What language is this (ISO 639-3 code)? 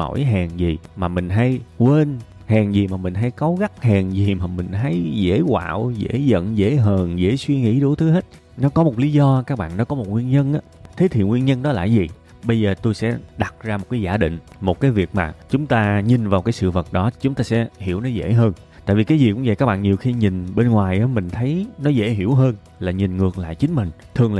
vie